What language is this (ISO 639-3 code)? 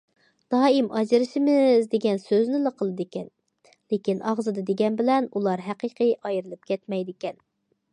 uig